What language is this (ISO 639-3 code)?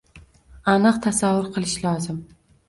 uzb